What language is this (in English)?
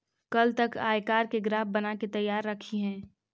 Magahi